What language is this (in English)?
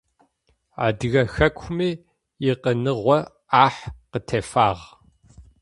Adyghe